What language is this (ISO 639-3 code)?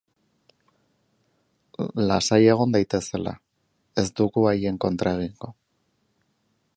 eus